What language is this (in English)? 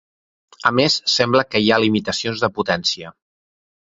Catalan